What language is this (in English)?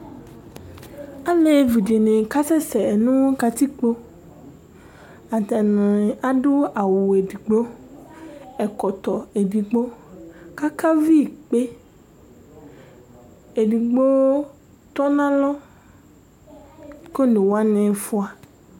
Ikposo